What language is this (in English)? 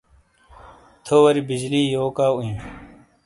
Shina